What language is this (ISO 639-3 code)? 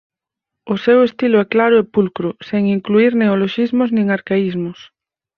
glg